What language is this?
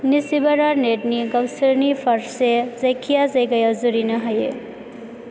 Bodo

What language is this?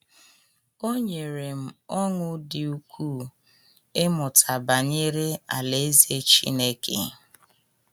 Igbo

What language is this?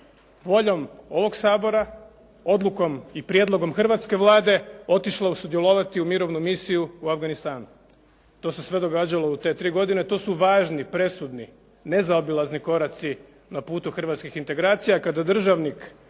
Croatian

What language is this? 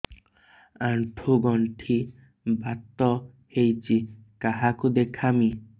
Odia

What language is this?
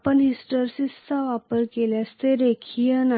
Marathi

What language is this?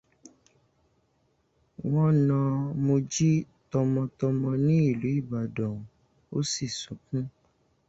Yoruba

